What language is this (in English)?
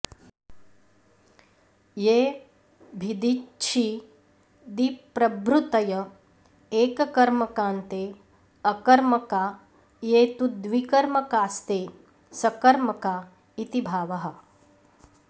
Sanskrit